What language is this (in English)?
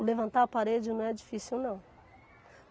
Portuguese